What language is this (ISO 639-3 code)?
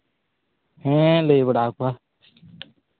sat